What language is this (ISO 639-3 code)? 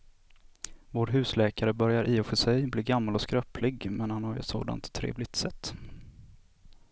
swe